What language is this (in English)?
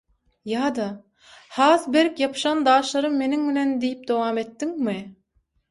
Turkmen